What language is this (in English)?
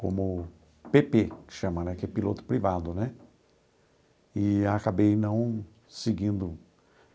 Portuguese